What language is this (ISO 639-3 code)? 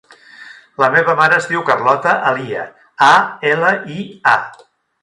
cat